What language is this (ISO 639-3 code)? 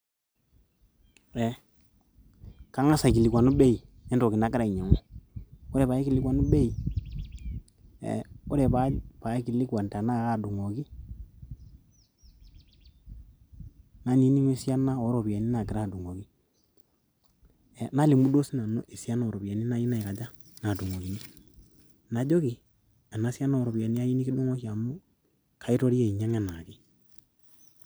mas